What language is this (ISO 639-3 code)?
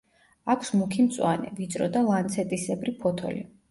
kat